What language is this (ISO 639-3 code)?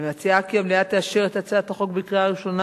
heb